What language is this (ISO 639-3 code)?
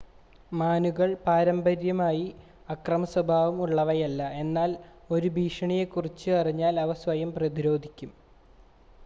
mal